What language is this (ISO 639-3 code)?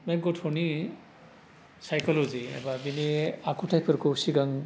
brx